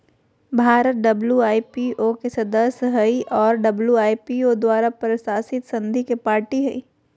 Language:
Magahi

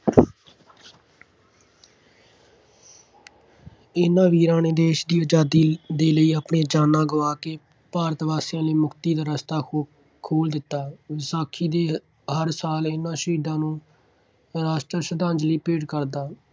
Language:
Punjabi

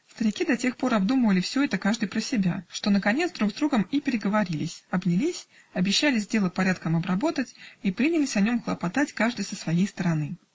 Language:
Russian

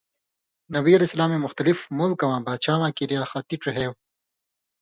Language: Indus Kohistani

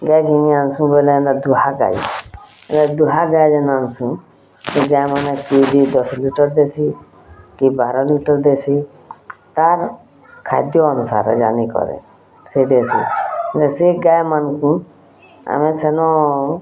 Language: Odia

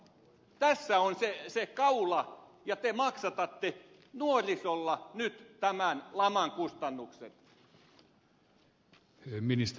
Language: Finnish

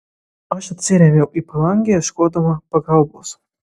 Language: Lithuanian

